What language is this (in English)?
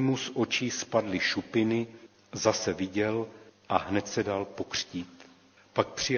Czech